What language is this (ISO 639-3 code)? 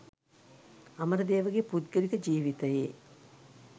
sin